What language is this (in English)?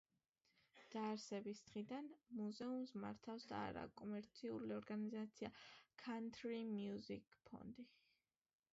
Georgian